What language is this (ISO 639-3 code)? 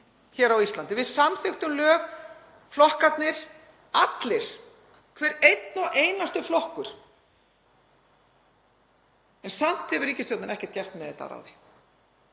isl